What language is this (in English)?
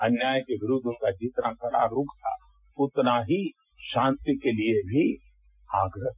Hindi